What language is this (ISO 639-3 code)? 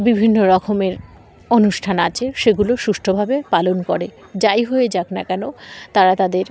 ben